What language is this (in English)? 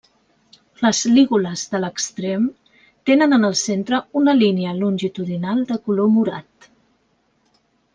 Catalan